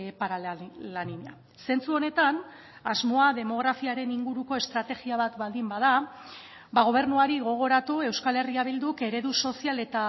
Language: Basque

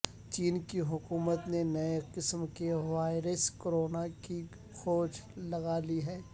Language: Urdu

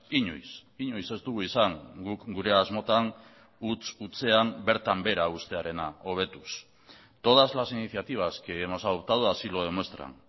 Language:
Basque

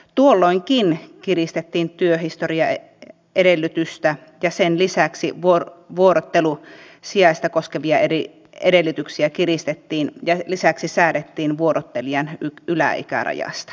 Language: Finnish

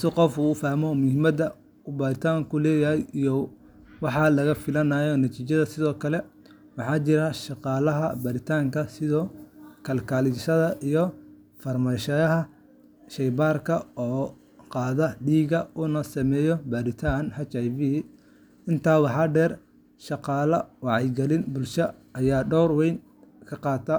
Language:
Somali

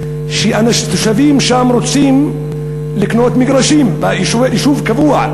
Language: Hebrew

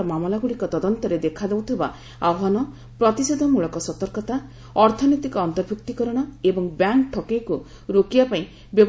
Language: Odia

